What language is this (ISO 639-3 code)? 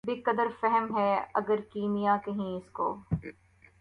urd